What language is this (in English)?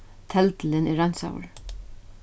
Faroese